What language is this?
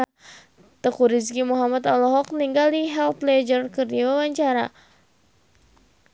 Sundanese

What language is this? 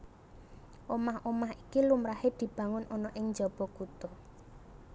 Javanese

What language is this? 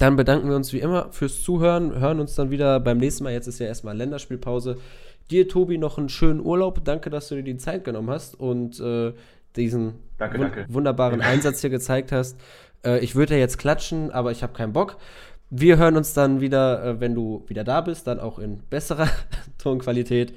German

